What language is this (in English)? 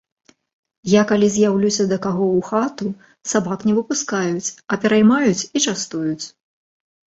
Belarusian